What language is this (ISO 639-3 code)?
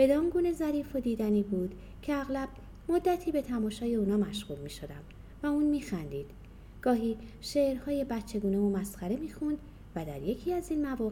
fas